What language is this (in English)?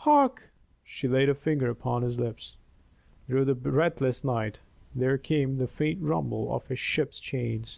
English